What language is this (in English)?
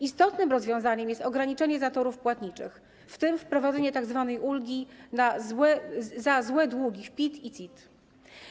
Polish